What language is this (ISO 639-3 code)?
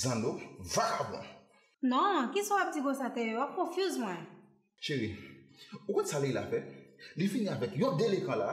fra